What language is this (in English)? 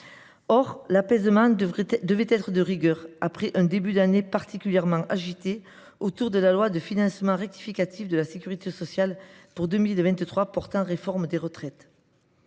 French